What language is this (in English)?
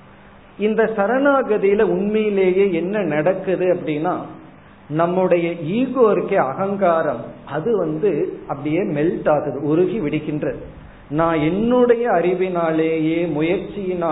Tamil